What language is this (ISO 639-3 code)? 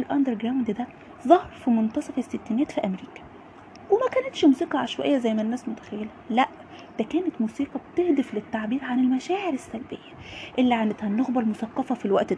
ara